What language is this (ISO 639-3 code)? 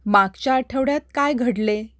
mar